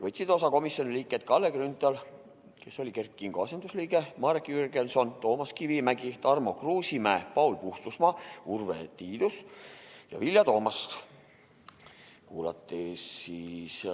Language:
Estonian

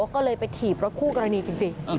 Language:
Thai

